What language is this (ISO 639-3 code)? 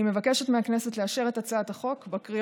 heb